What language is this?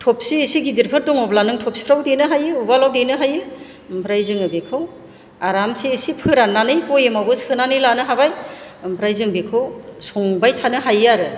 Bodo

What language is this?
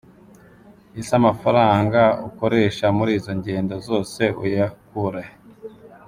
Kinyarwanda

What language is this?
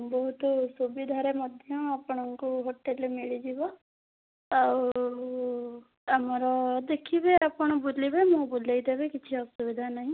Odia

